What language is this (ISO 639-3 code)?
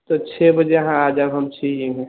mai